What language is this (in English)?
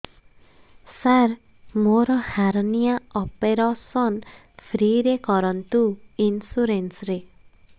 Odia